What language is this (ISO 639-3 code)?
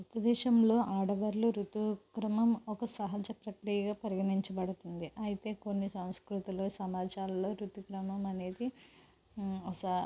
tel